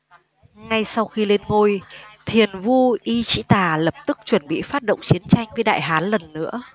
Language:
Vietnamese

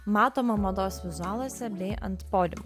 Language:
Lithuanian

